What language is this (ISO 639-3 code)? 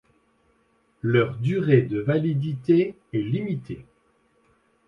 fra